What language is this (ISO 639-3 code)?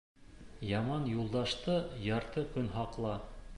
bak